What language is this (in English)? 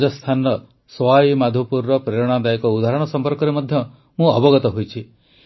Odia